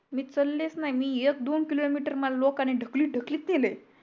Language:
Marathi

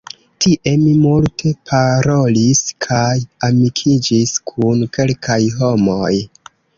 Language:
Esperanto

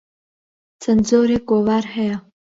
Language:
Central Kurdish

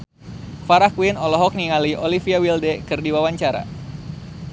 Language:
Sundanese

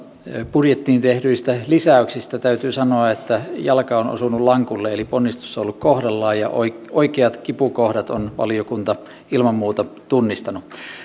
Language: Finnish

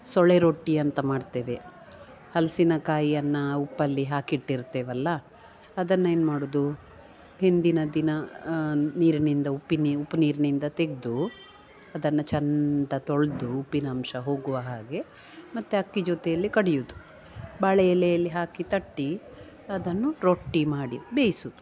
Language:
Kannada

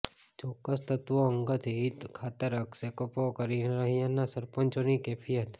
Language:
Gujarati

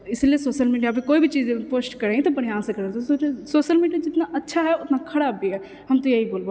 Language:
Maithili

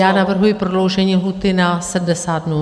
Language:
Czech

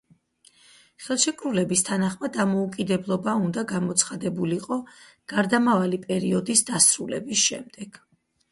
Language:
Georgian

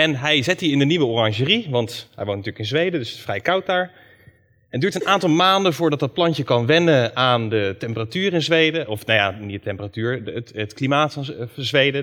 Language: Dutch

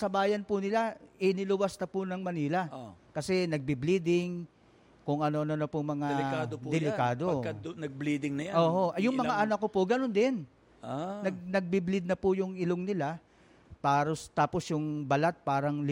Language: Filipino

